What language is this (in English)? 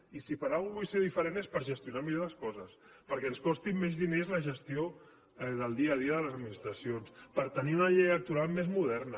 Catalan